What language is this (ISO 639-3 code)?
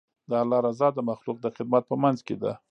pus